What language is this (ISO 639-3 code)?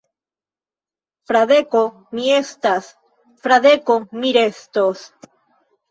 epo